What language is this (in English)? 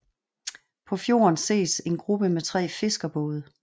Danish